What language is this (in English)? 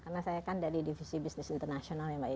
Indonesian